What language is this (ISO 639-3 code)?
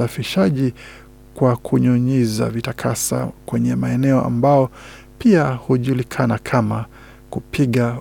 swa